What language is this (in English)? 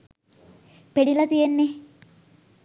Sinhala